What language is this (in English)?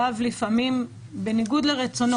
Hebrew